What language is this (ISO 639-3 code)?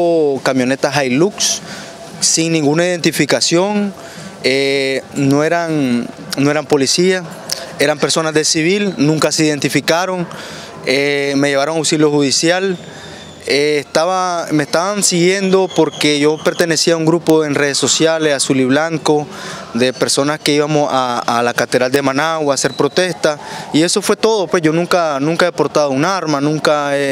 spa